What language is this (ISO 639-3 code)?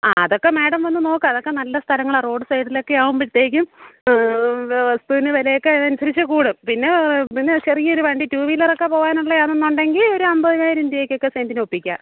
mal